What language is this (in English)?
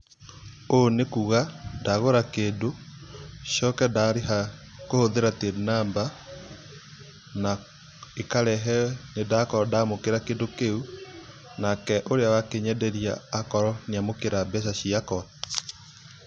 Kikuyu